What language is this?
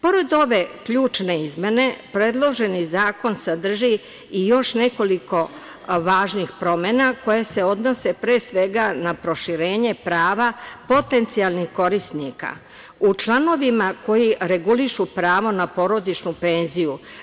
Serbian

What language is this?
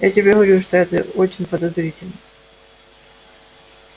Russian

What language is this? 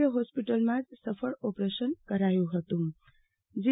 Gujarati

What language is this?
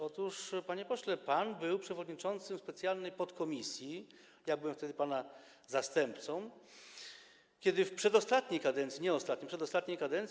Polish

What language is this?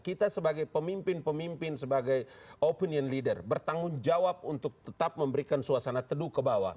Indonesian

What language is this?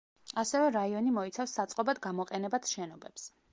Georgian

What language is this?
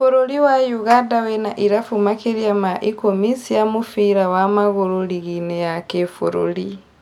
Kikuyu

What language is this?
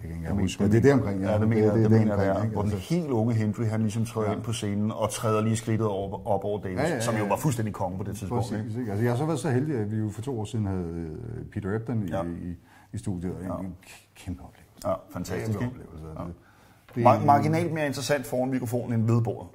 Danish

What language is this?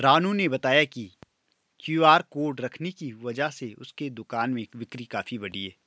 Hindi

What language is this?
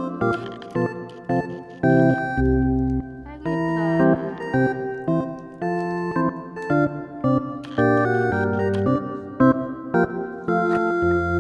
Korean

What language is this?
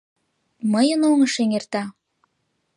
Mari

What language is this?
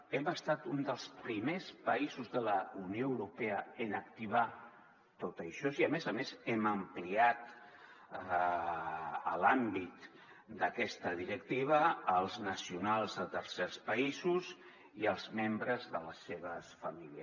Catalan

